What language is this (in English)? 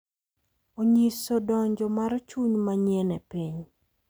Luo (Kenya and Tanzania)